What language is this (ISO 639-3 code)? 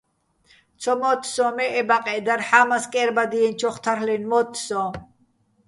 bbl